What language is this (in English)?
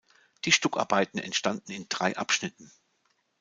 German